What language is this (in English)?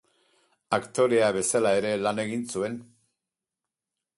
Basque